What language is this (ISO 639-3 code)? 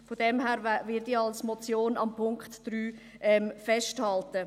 gsw